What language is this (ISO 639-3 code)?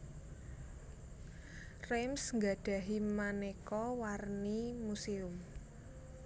jav